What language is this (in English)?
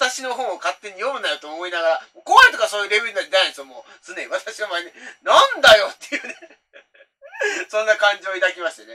Japanese